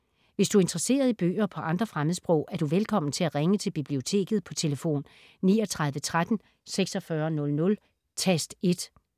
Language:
Danish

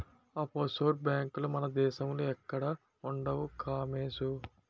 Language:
Telugu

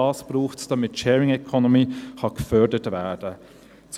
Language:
Swiss German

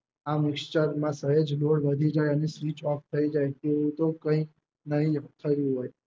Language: Gujarati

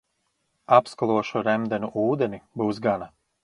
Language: Latvian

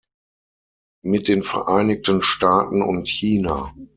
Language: German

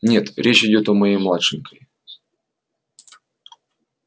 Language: Russian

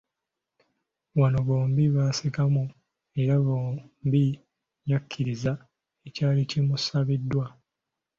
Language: Ganda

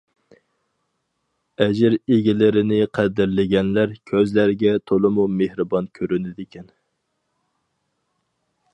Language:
Uyghur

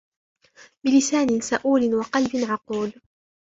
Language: Arabic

